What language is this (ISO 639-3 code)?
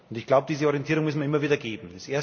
deu